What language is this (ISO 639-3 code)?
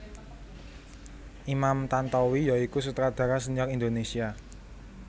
jav